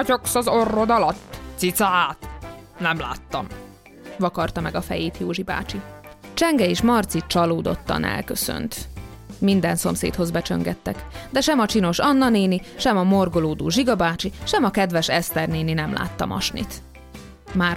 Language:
Hungarian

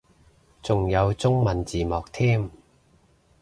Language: Cantonese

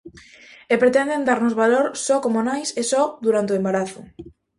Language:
Galician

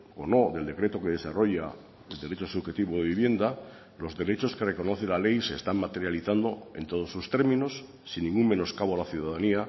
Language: Spanish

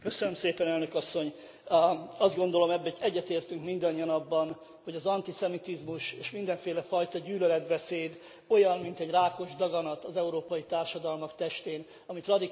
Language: Hungarian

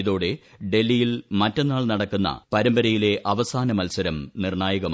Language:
Malayalam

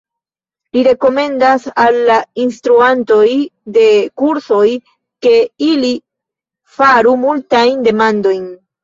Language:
Esperanto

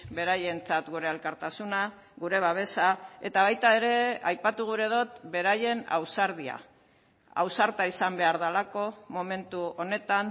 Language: Basque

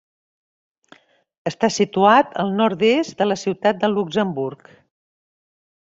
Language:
Catalan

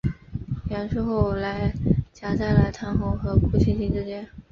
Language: Chinese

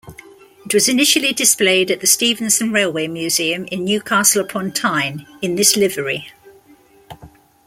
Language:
English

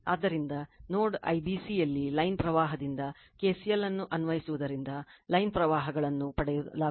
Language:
Kannada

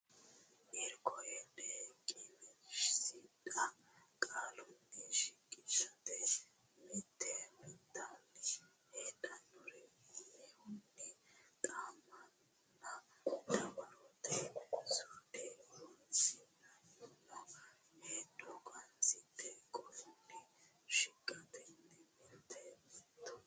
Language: Sidamo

